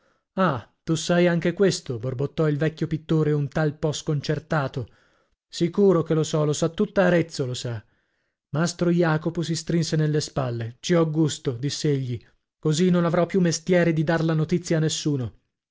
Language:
Italian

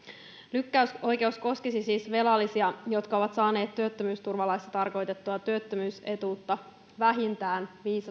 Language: Finnish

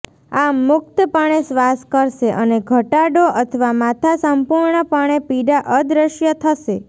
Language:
Gujarati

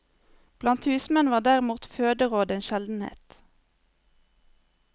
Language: Norwegian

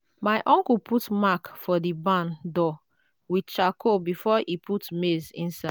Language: Nigerian Pidgin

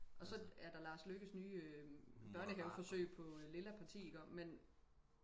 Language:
Danish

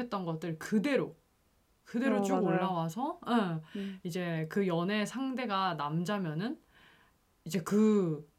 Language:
Korean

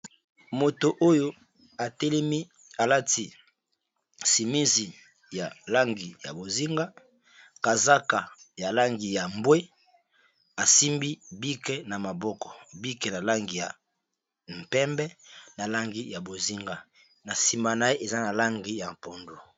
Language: Lingala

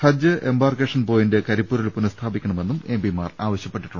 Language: Malayalam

